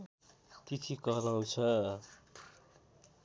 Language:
Nepali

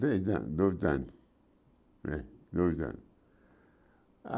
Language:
Portuguese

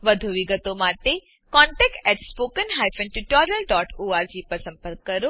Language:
Gujarati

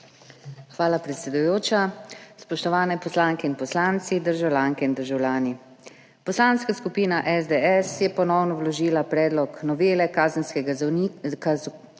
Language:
Slovenian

